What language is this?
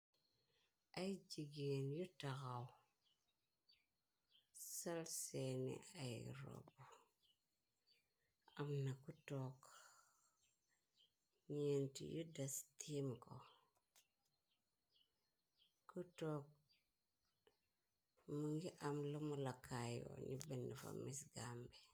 Wolof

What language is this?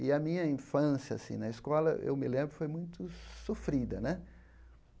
Portuguese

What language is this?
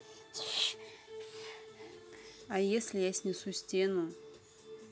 Russian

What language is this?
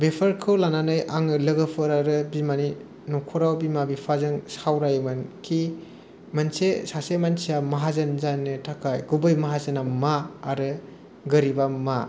Bodo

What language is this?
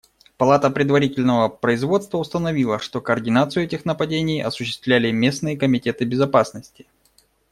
Russian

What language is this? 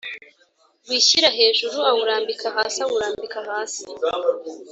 Kinyarwanda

